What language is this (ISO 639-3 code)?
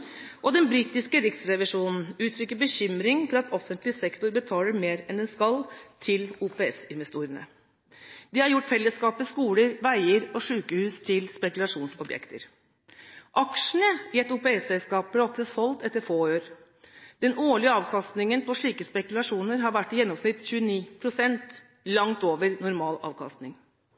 nob